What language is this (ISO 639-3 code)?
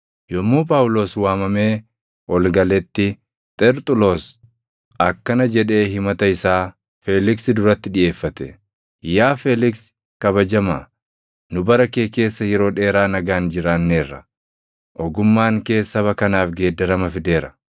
orm